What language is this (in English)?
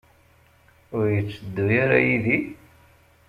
Kabyle